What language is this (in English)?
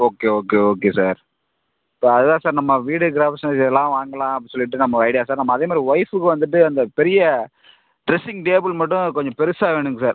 Tamil